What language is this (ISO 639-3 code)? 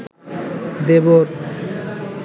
ben